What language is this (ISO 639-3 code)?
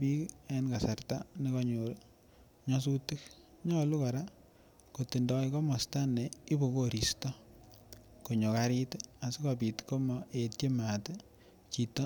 kln